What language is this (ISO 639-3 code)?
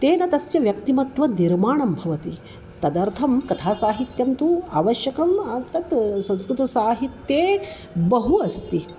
san